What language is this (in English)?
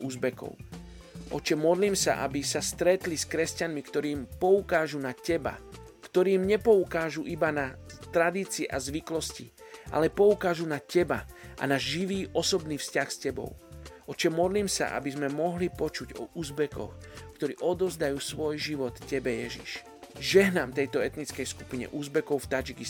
Slovak